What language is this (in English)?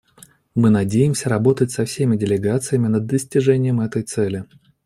Russian